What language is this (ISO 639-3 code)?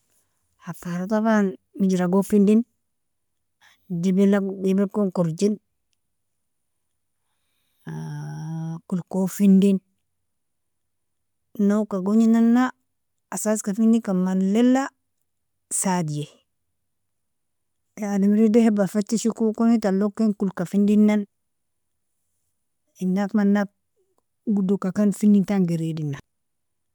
fia